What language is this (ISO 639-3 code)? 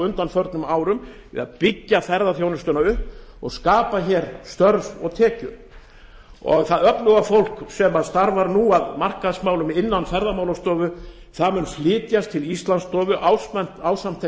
isl